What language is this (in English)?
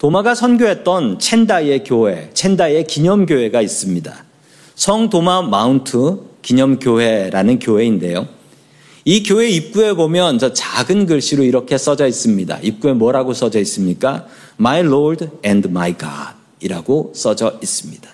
Korean